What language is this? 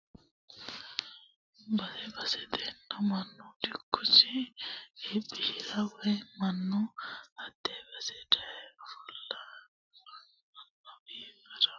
Sidamo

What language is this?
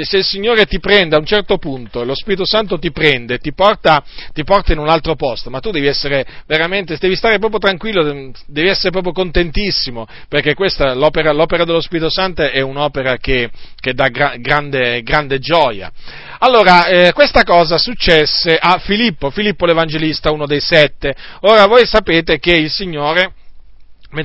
Italian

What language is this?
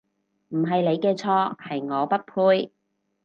Cantonese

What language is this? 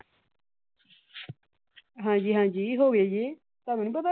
Punjabi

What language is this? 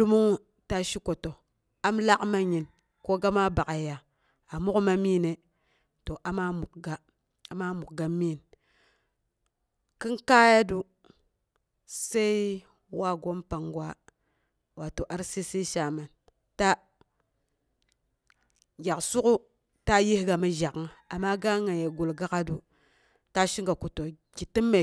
Boghom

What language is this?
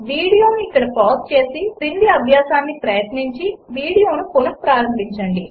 Telugu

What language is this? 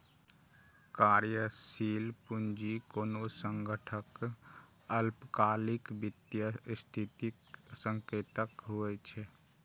Maithili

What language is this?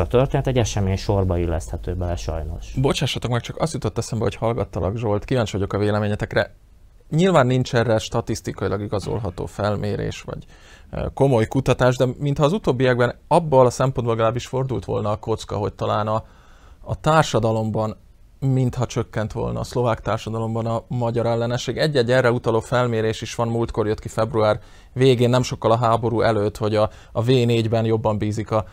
Hungarian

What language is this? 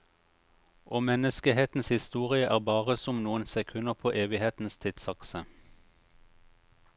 Norwegian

